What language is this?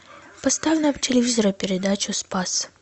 Russian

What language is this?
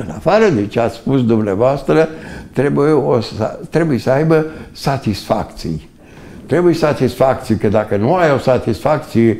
Romanian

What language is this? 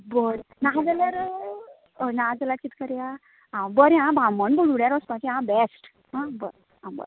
Konkani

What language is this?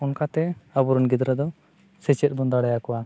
Santali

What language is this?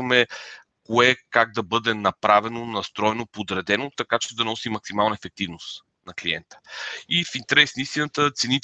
Bulgarian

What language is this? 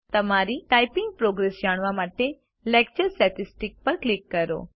Gujarati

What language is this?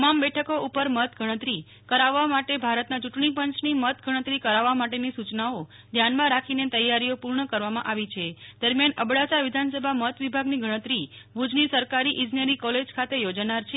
Gujarati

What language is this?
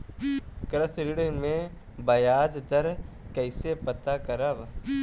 Bhojpuri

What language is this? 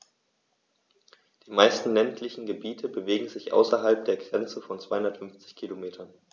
German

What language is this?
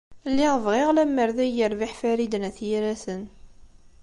Kabyle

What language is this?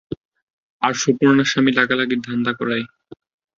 Bangla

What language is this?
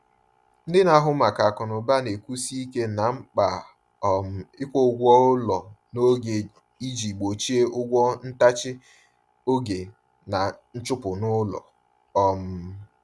Igbo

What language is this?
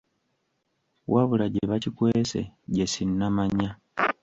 Ganda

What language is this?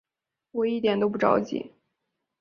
Chinese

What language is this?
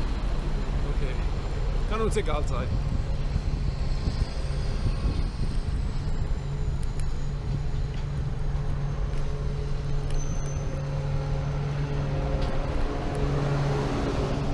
German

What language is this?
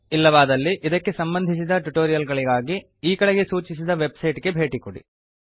Kannada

